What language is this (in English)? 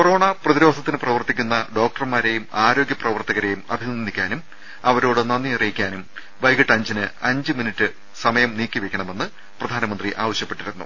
Malayalam